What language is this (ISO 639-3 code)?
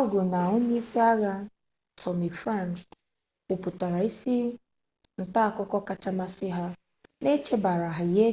ibo